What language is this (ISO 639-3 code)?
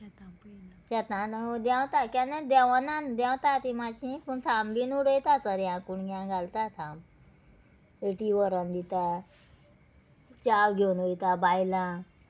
kok